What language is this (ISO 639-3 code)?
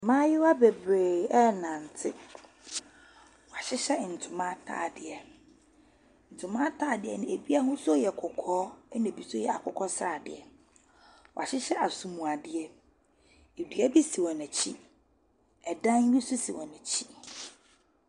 aka